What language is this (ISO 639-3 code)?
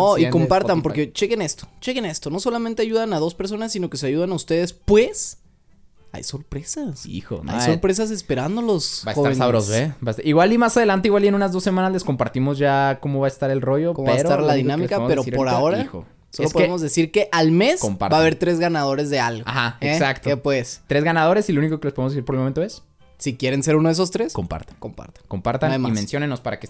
spa